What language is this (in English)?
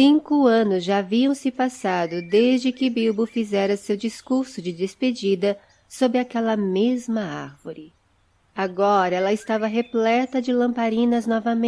Portuguese